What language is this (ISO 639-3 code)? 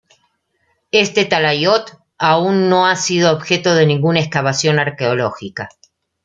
spa